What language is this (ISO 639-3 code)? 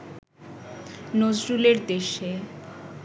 ben